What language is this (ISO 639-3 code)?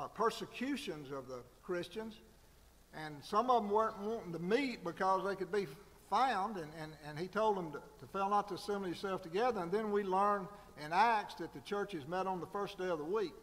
eng